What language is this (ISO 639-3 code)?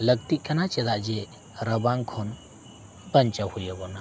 sat